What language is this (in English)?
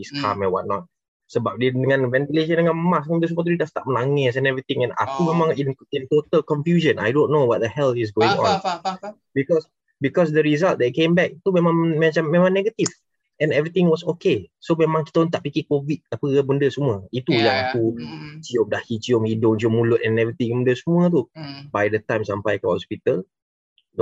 Malay